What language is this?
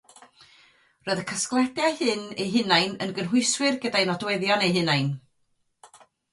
Welsh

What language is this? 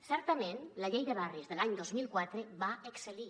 Catalan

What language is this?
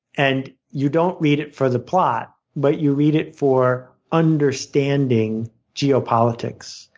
English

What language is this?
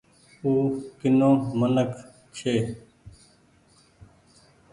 Goaria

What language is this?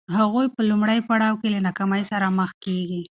Pashto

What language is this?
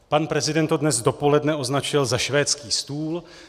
Czech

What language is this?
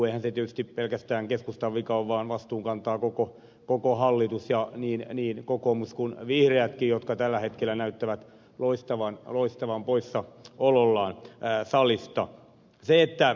Finnish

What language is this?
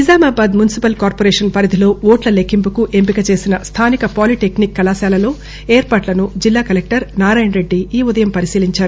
Telugu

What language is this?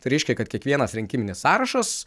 Lithuanian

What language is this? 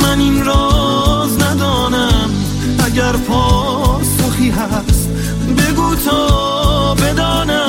Persian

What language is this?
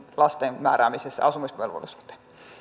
Finnish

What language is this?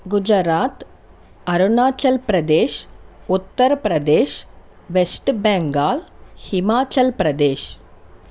Telugu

